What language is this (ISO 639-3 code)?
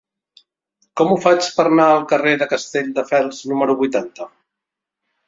cat